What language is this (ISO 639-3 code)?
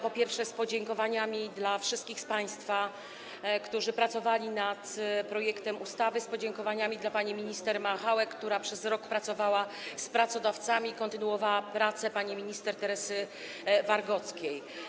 pol